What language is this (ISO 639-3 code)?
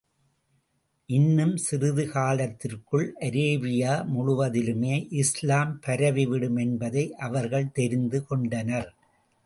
tam